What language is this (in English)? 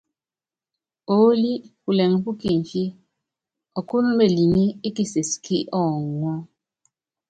Yangben